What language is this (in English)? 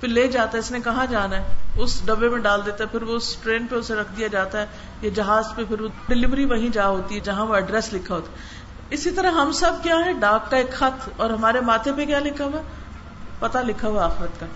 Urdu